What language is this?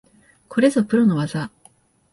Japanese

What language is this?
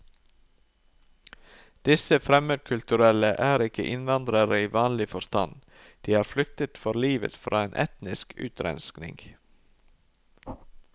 Norwegian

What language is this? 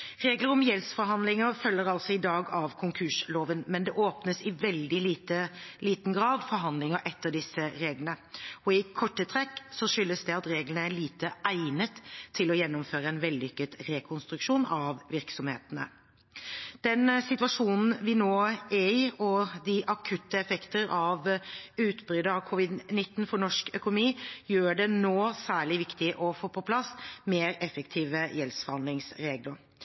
Norwegian Bokmål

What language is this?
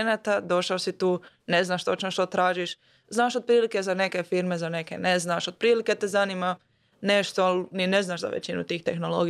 Croatian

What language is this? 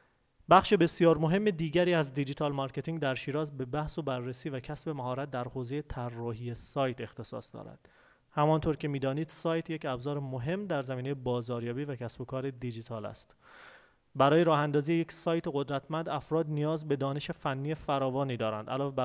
Persian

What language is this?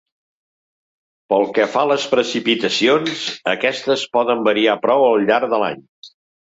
Catalan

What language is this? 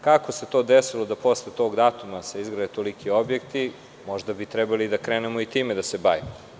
Serbian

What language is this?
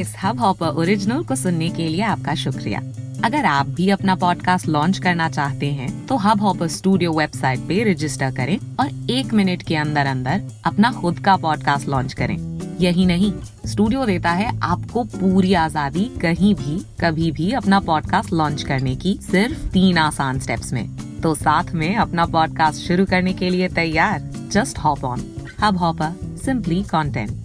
Hindi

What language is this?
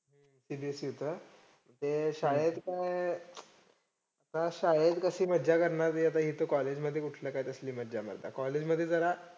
Marathi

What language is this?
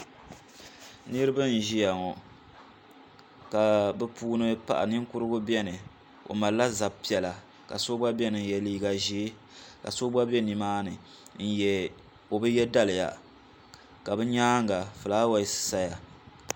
Dagbani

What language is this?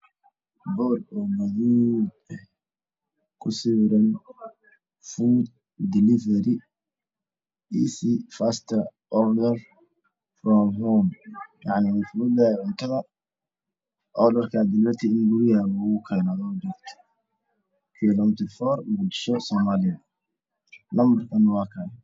Somali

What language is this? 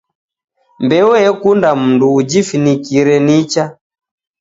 Taita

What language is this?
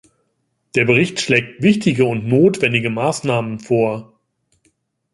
German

